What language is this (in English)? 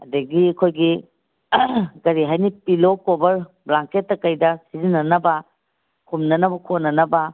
Manipuri